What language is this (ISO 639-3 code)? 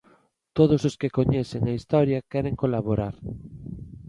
glg